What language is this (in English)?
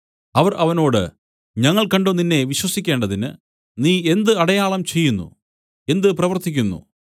Malayalam